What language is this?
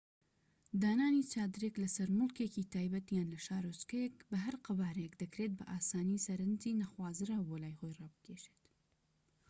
Central Kurdish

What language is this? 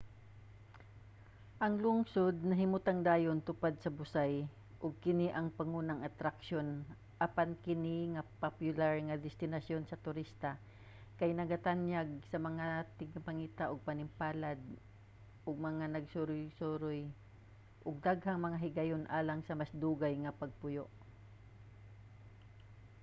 Cebuano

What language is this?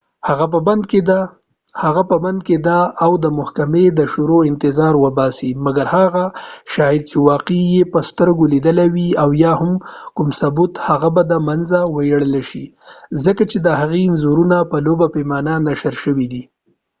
Pashto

